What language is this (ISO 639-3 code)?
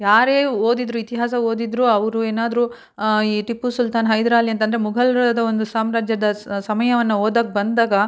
kan